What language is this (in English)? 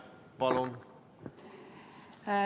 Estonian